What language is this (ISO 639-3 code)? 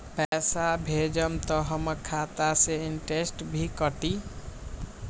mag